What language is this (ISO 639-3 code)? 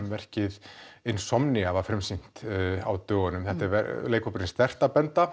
isl